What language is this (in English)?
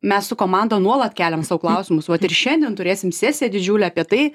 Lithuanian